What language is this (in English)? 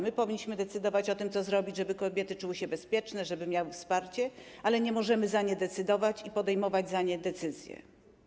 Polish